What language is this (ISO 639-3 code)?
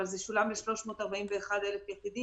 heb